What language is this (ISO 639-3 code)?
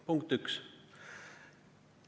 est